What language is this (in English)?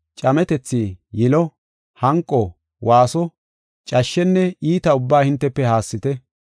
Gofa